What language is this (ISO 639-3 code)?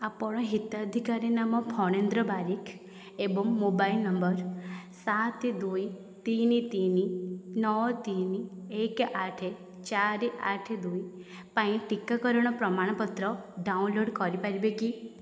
ori